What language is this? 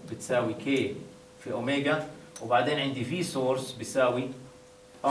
Arabic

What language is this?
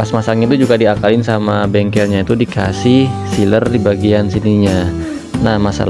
Indonesian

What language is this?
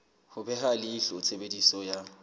Southern Sotho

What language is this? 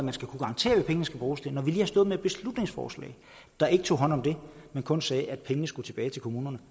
Danish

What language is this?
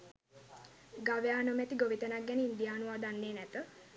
Sinhala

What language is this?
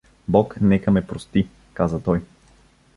Bulgarian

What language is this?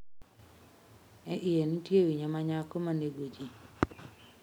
Luo (Kenya and Tanzania)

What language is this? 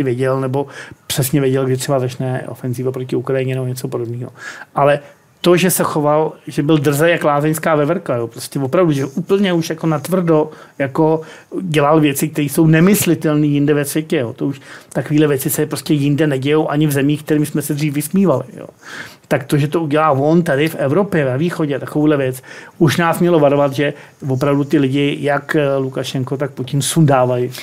Czech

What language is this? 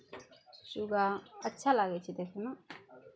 Maithili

